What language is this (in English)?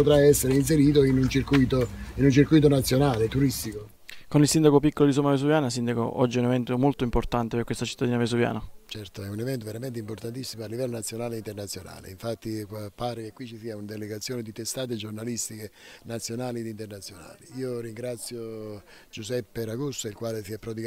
Italian